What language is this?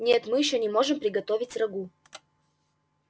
Russian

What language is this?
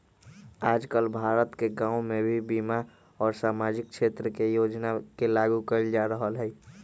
Magahi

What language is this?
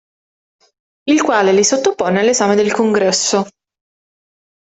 Italian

